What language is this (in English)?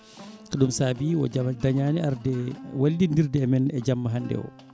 Fula